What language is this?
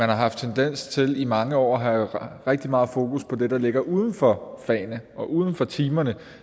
Danish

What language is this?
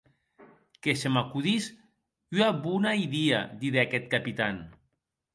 Occitan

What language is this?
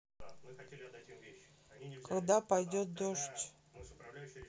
Russian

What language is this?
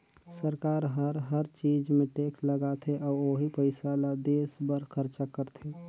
Chhattisgarhi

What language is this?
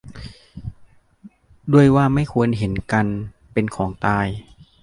Thai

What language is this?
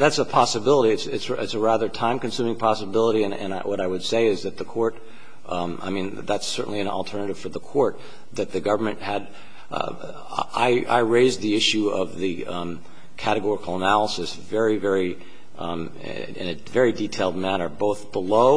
English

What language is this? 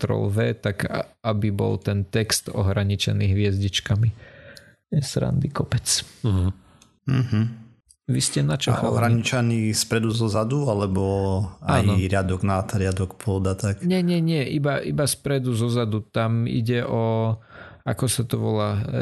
Slovak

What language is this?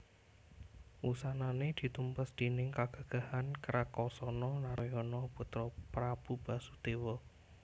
Javanese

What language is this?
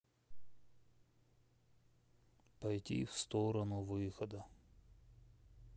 Russian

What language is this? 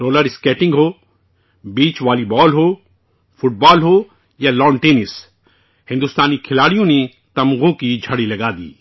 Urdu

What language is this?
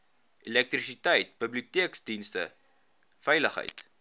Afrikaans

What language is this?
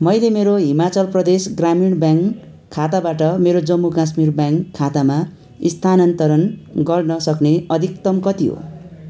Nepali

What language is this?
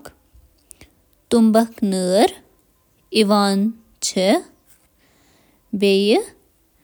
Kashmiri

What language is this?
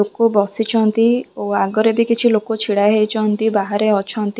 Odia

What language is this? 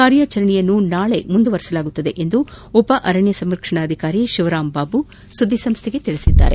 Kannada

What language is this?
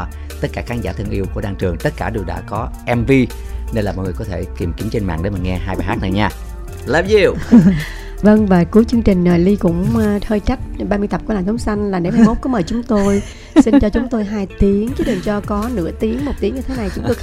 Vietnamese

